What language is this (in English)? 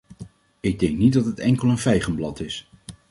Dutch